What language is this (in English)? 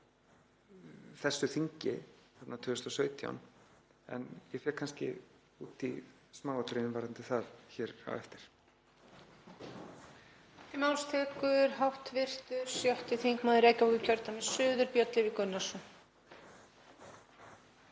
Icelandic